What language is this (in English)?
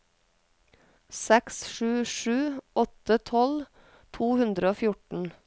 Norwegian